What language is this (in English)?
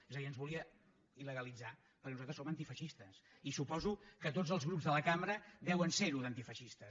Catalan